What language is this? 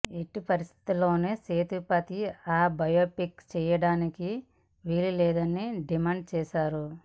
Telugu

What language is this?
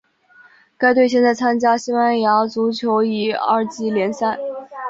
Chinese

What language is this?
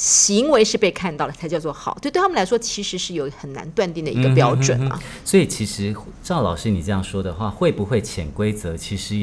Chinese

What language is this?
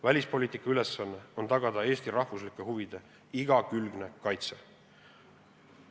Estonian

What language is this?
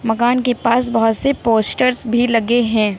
Hindi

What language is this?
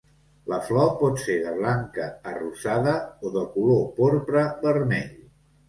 Catalan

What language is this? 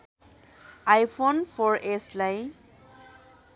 Nepali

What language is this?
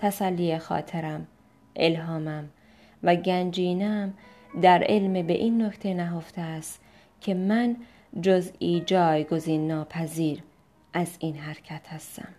Persian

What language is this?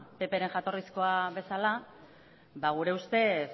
Basque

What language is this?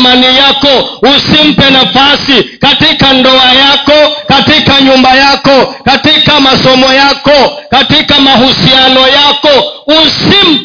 Swahili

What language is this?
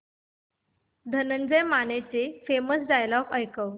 Marathi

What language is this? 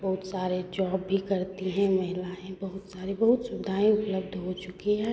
Hindi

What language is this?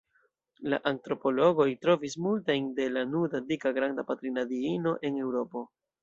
Esperanto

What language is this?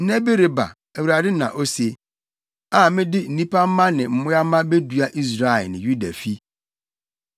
Akan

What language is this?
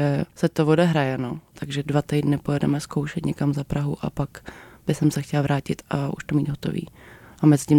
Czech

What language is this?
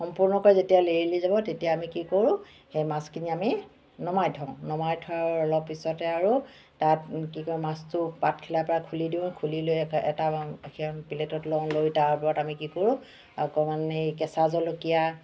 Assamese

